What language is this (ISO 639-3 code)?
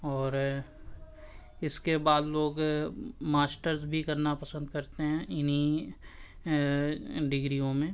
urd